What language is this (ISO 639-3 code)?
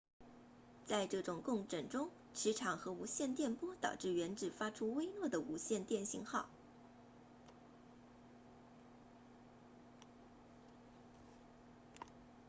zho